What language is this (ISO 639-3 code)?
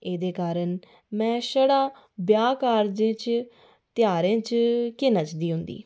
doi